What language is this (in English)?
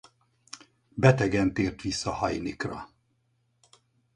Hungarian